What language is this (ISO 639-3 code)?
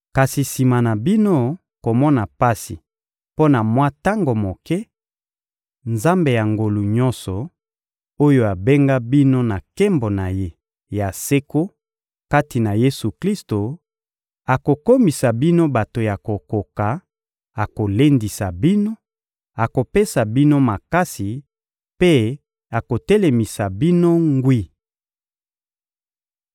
lin